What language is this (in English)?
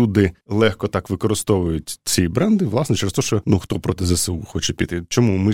Ukrainian